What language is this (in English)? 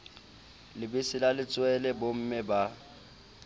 Southern Sotho